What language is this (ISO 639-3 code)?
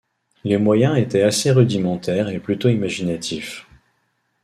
fra